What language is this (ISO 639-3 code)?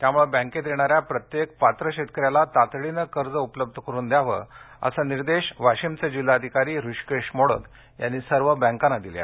mar